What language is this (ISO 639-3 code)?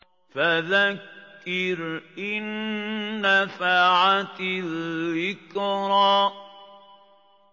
ara